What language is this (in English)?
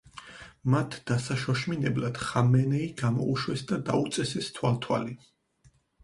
Georgian